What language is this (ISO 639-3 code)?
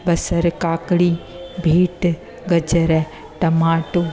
snd